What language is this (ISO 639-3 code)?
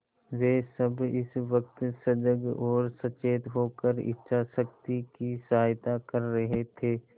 hin